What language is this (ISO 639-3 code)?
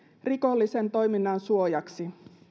fin